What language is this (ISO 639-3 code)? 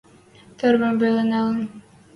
mrj